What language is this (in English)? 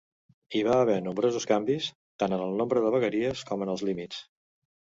Catalan